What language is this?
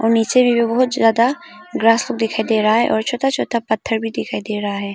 Hindi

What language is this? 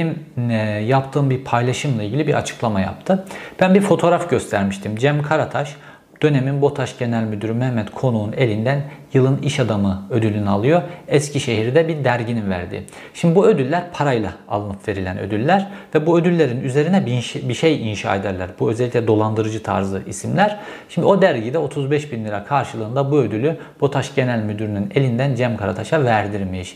Turkish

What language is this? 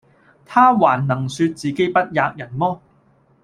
Cantonese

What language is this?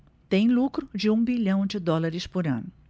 Portuguese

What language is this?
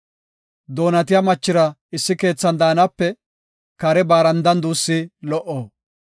Gofa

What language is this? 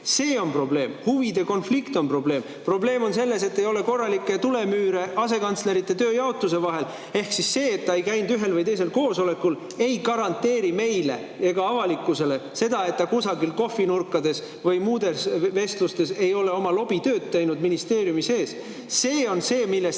Estonian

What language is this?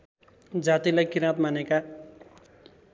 Nepali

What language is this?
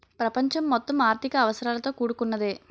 Telugu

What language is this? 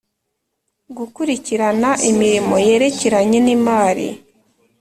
Kinyarwanda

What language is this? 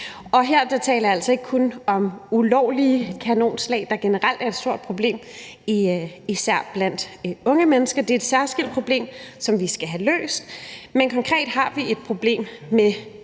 Danish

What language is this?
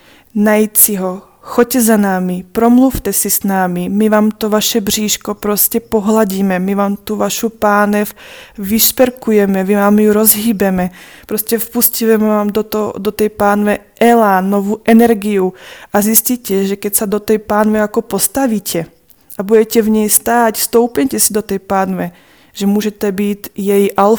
Czech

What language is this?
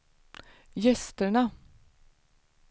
Swedish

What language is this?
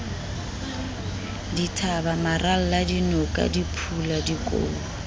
Southern Sotho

